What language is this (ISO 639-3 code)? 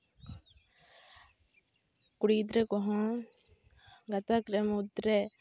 sat